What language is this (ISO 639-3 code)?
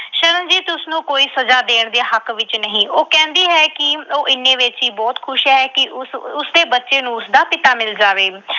pan